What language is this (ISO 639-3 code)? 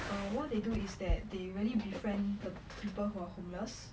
eng